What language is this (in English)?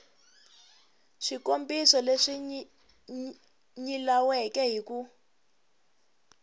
Tsonga